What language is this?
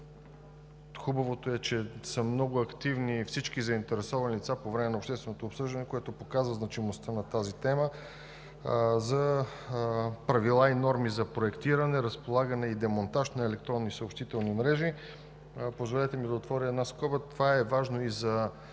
Bulgarian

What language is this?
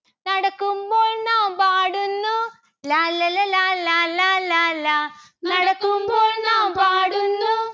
Malayalam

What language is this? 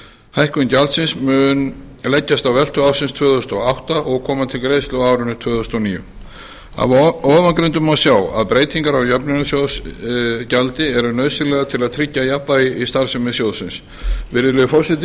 Icelandic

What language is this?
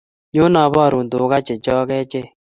Kalenjin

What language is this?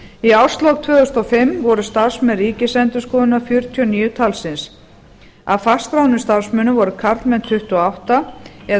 Icelandic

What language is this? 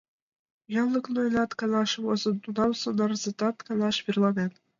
Mari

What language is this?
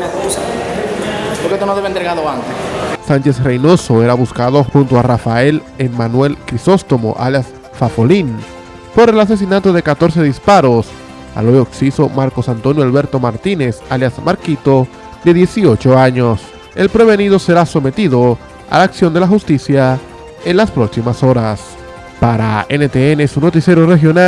Spanish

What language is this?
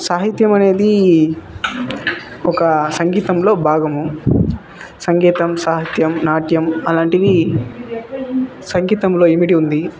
Telugu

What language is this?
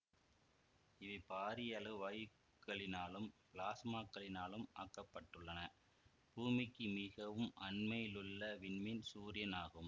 Tamil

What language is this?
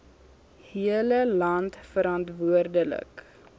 Afrikaans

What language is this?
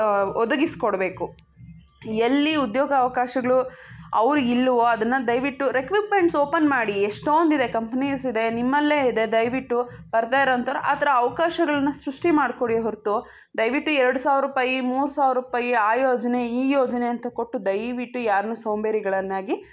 Kannada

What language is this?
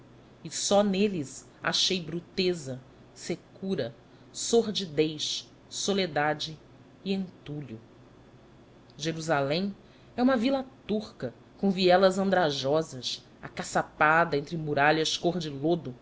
Portuguese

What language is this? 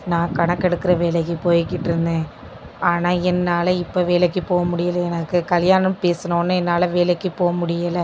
Tamil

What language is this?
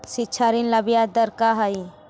Magahi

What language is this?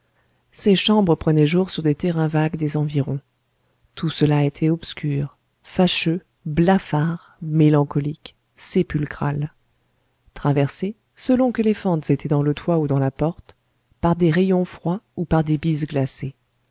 French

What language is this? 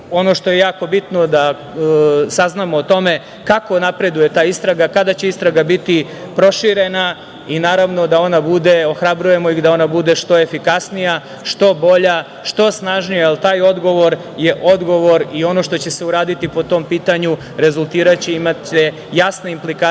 Serbian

